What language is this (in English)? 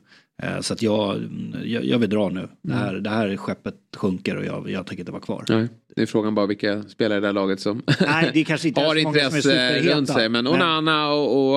Swedish